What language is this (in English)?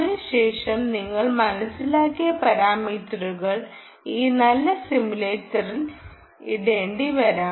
Malayalam